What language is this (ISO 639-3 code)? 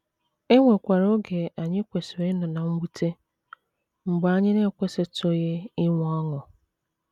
ibo